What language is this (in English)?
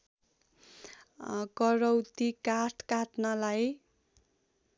Nepali